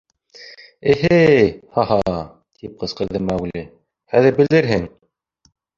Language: Bashkir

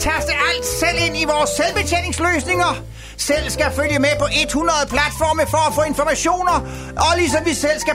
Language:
Danish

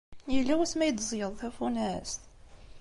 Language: Kabyle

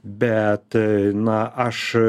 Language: Lithuanian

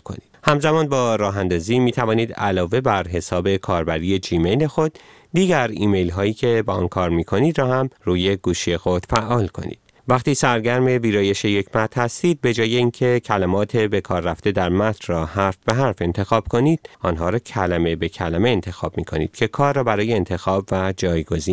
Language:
Persian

